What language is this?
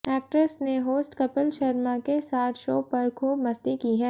Hindi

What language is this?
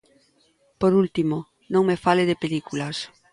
Galician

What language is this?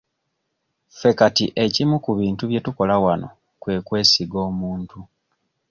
Ganda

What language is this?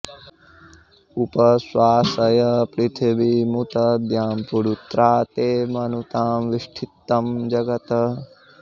Sanskrit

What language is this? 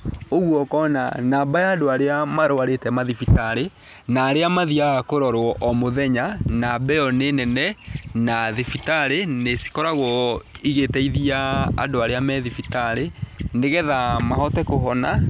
Kikuyu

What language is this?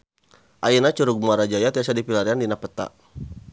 Sundanese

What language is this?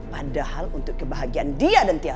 Indonesian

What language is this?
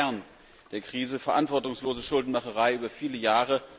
German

